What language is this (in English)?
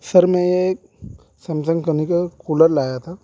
Urdu